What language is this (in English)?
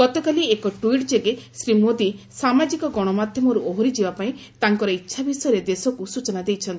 Odia